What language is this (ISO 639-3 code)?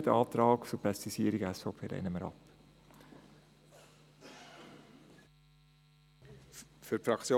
gsw